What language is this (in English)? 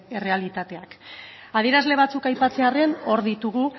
Basque